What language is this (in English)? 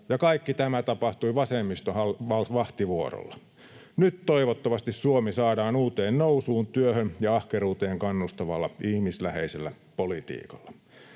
Finnish